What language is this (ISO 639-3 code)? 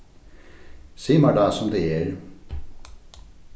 fao